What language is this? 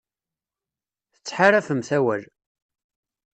Kabyle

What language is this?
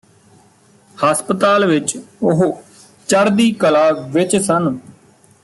Punjabi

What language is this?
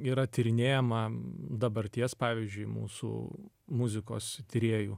Lithuanian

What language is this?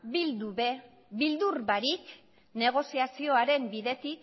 Basque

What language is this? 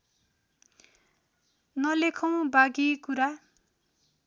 Nepali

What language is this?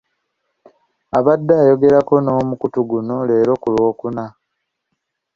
Ganda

